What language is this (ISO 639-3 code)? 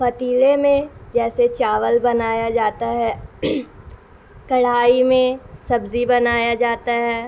urd